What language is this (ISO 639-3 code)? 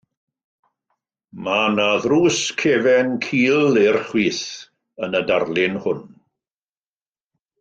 cym